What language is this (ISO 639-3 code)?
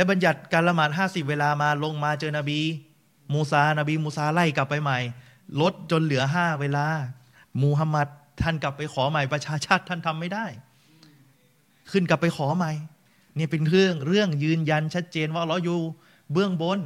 tha